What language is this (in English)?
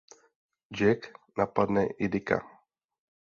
Czech